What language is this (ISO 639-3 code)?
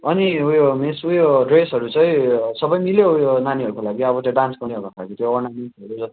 nep